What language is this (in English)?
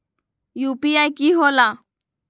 Magahi